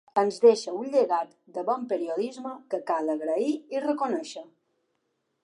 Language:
Catalan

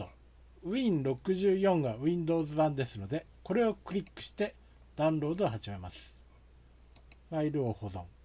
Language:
Japanese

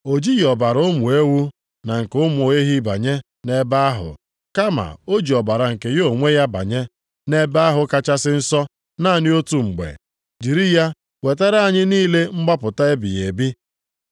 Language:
Igbo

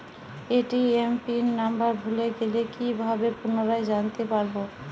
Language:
Bangla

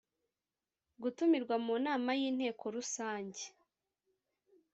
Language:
Kinyarwanda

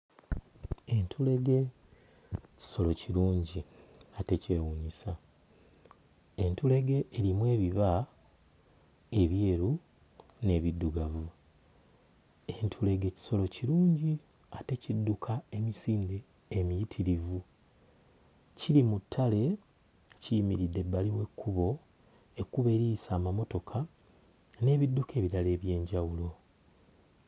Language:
Ganda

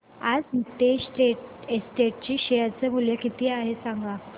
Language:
Marathi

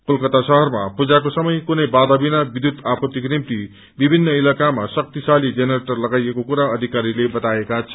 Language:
Nepali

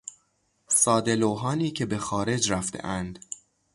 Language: Persian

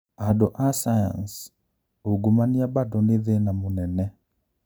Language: Kikuyu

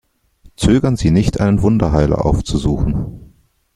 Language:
German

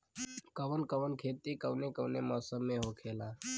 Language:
Bhojpuri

